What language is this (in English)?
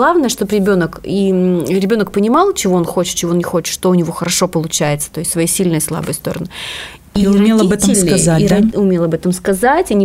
Russian